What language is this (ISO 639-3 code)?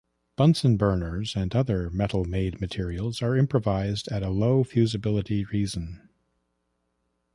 eng